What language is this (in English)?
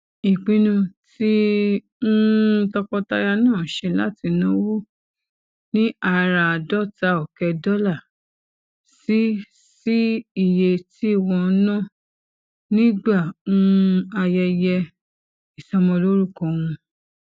Yoruba